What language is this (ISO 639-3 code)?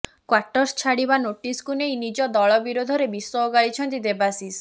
ori